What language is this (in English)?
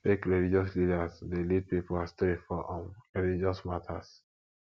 Nigerian Pidgin